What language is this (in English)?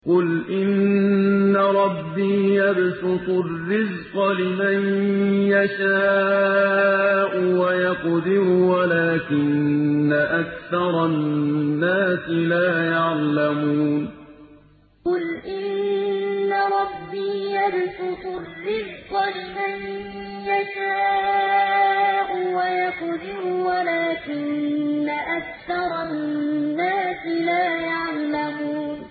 Arabic